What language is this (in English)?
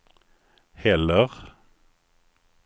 Swedish